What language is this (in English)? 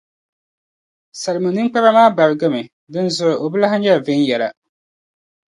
Dagbani